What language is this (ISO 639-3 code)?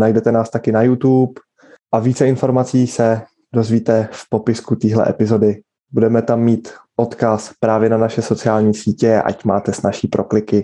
ces